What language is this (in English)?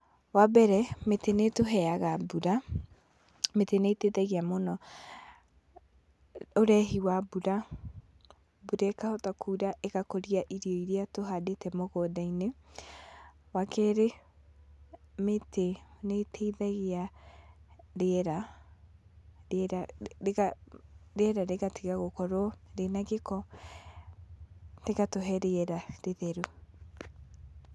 Kikuyu